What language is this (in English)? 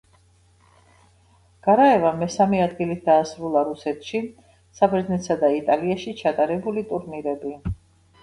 Georgian